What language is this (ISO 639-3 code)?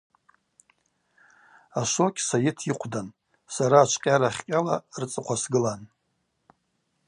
abq